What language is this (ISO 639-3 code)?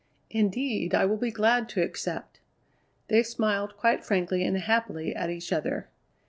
eng